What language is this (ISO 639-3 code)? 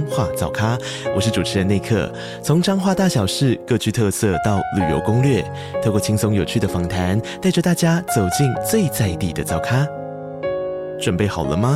zho